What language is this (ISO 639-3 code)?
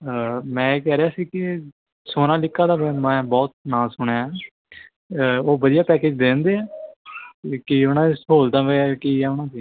pan